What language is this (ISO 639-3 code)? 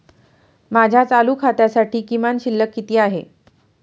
mar